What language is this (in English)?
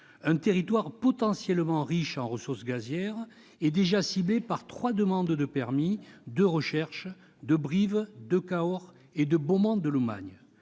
French